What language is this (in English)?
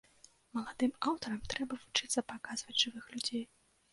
Belarusian